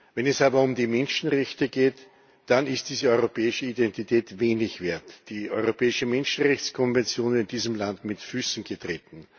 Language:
German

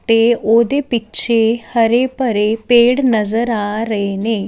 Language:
Punjabi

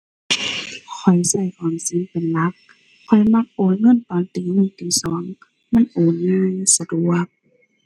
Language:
Thai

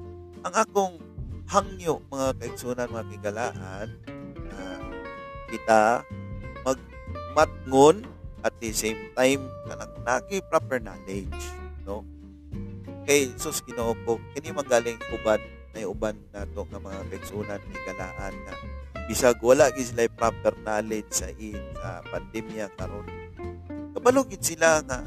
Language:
Filipino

